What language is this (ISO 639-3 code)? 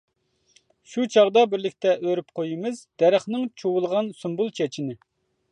uig